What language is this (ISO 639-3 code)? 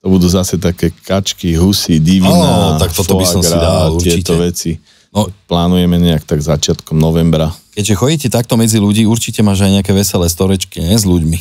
slk